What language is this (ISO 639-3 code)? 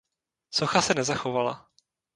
ces